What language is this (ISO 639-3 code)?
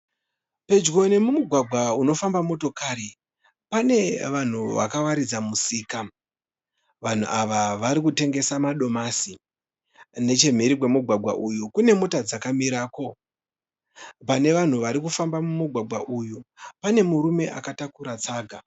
sna